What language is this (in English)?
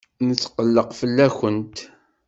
Kabyle